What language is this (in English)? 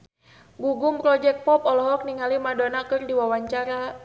Sundanese